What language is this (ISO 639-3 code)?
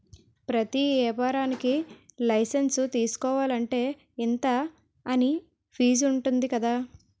tel